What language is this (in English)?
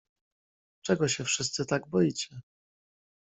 Polish